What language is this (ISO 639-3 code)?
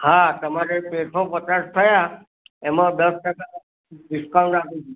guj